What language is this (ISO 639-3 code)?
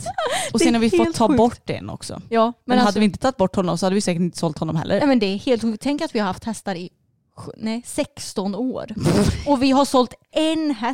swe